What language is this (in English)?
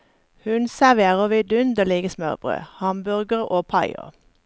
Norwegian